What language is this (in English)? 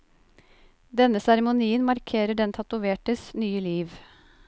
Norwegian